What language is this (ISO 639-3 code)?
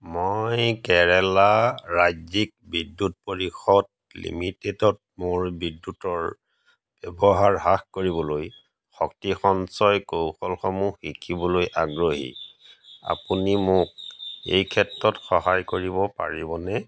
asm